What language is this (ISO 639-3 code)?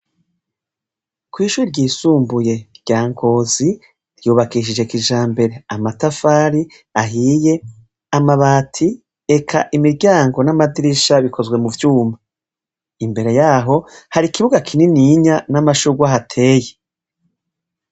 run